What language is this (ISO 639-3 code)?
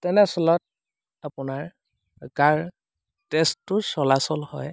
asm